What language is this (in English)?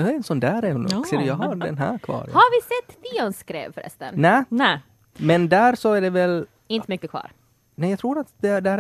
Swedish